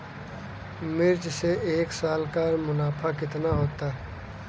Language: Hindi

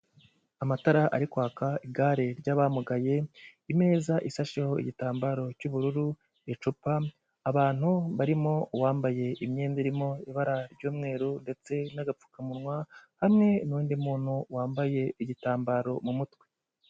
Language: Kinyarwanda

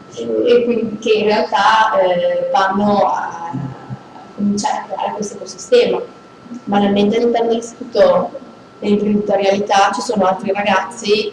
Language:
Italian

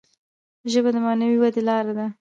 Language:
Pashto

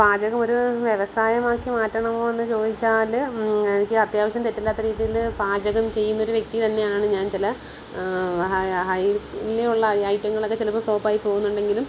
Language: Malayalam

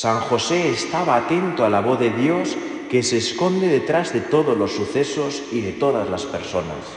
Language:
Spanish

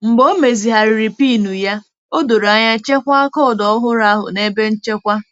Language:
Igbo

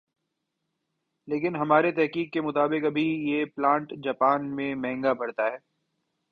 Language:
Urdu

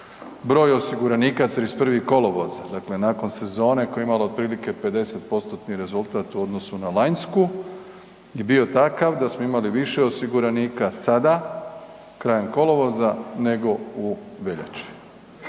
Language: Croatian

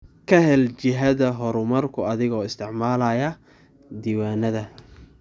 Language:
Somali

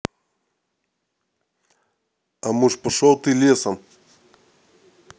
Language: Russian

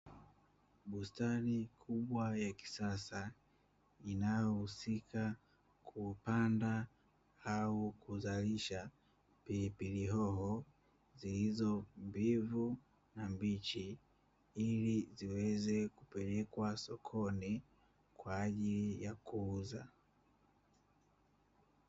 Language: Swahili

